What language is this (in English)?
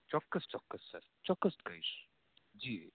Gujarati